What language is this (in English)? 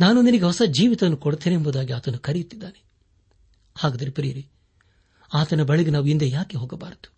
Kannada